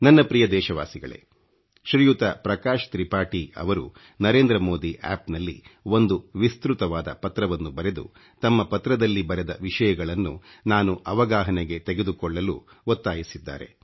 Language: Kannada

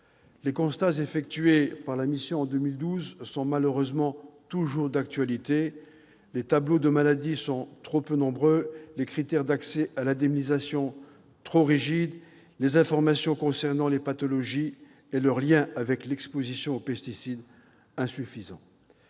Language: French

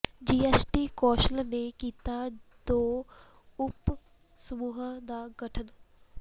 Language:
Punjabi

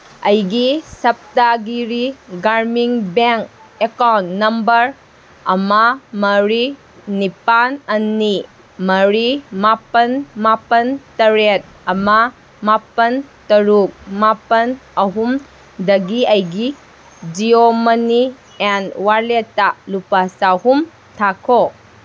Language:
Manipuri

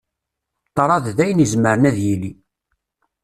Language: Kabyle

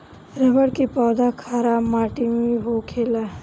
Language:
Bhojpuri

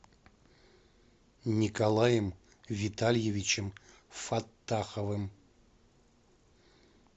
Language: Russian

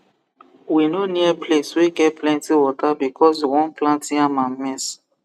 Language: Nigerian Pidgin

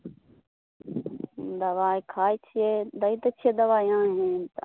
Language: Maithili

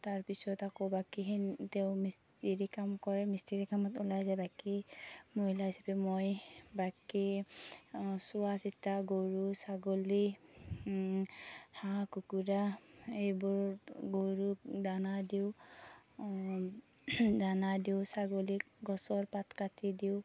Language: Assamese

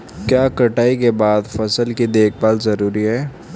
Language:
Hindi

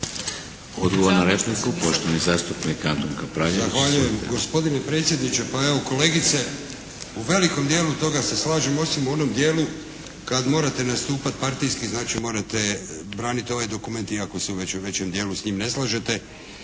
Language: Croatian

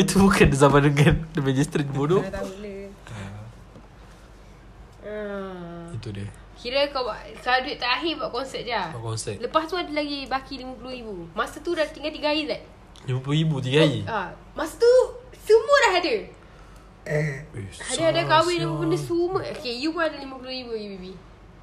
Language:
Malay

